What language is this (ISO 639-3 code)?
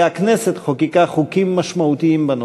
heb